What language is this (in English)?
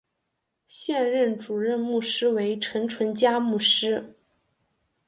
Chinese